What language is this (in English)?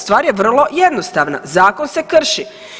Croatian